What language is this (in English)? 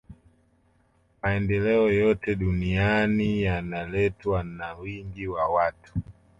Swahili